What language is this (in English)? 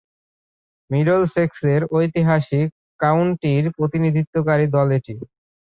Bangla